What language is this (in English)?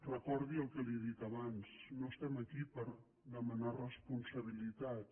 Catalan